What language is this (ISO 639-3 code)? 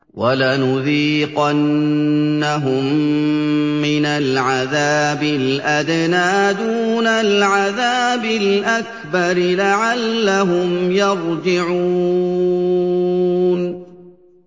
ara